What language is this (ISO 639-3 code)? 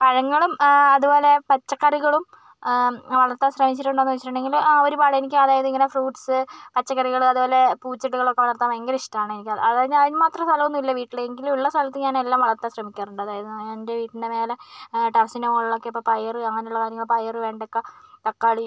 mal